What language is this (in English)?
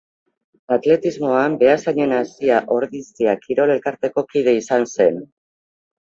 Basque